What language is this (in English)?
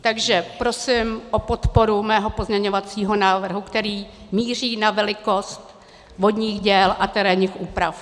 Czech